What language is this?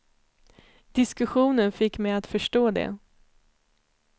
Swedish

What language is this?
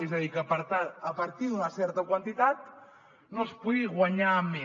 Catalan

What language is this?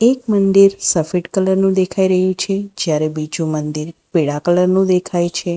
Gujarati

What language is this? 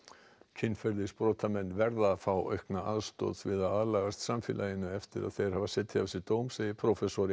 Icelandic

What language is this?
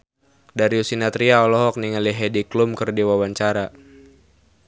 Sundanese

